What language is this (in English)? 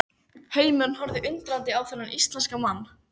Icelandic